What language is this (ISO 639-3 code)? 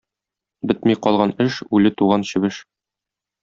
tat